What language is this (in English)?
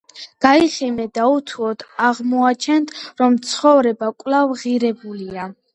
Georgian